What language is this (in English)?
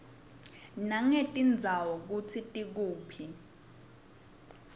Swati